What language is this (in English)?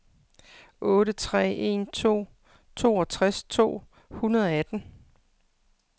Danish